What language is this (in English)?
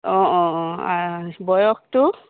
Assamese